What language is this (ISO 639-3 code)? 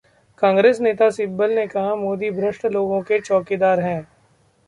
hin